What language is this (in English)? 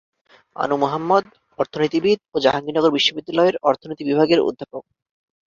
Bangla